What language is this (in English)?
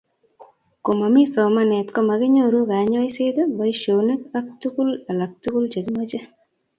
Kalenjin